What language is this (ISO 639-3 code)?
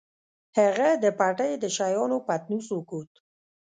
pus